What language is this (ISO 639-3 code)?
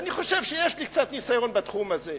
heb